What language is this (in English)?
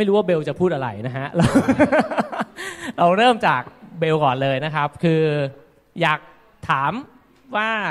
Thai